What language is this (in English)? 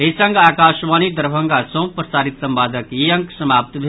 Maithili